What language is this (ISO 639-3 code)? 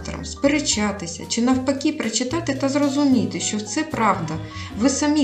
ukr